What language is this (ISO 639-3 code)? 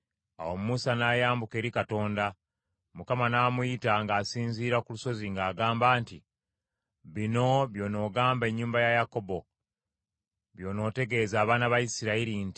lug